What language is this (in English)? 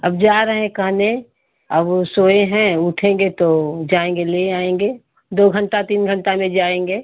Hindi